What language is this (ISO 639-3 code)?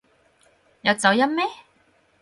yue